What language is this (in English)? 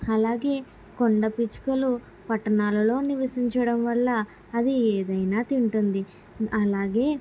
Telugu